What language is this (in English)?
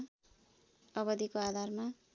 Nepali